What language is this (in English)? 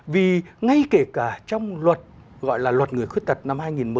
Vietnamese